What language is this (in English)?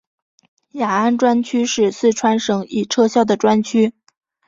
Chinese